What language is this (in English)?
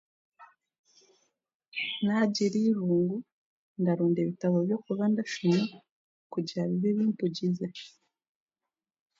Chiga